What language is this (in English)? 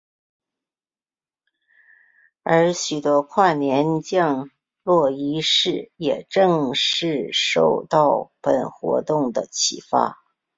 Chinese